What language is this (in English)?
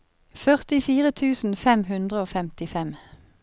Norwegian